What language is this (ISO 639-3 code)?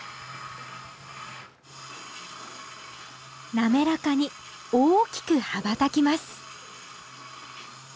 jpn